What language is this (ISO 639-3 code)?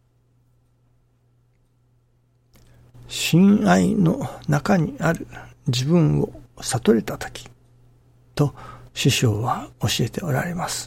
jpn